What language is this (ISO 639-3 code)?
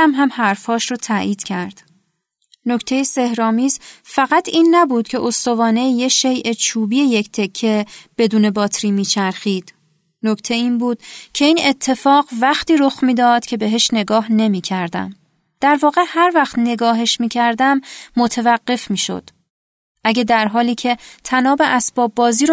fas